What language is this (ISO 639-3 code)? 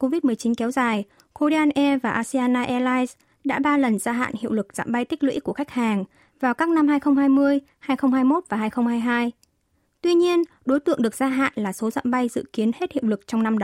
vie